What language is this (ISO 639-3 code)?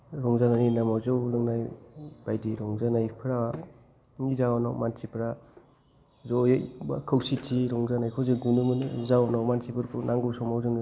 brx